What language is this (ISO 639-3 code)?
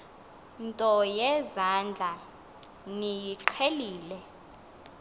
xho